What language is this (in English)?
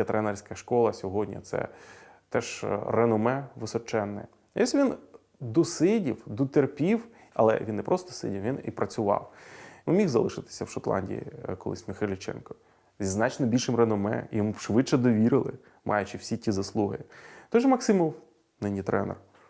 Ukrainian